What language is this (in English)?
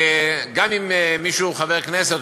Hebrew